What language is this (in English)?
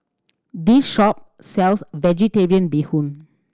English